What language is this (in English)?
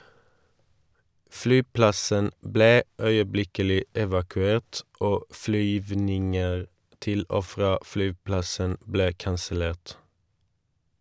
Norwegian